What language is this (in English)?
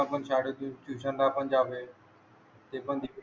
Marathi